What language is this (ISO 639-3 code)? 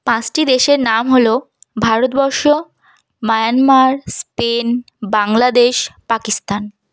ben